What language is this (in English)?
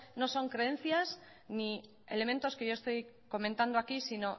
Spanish